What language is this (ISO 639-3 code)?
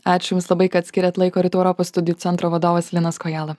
lit